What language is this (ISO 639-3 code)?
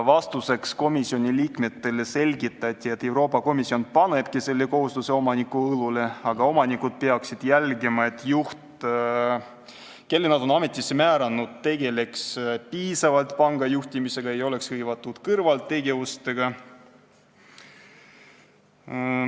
est